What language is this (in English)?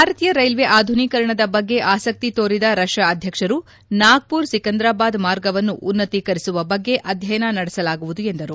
Kannada